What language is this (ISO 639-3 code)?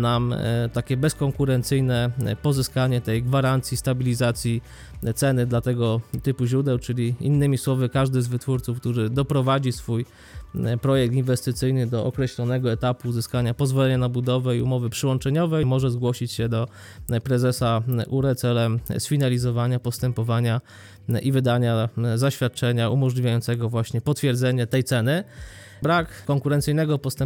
pol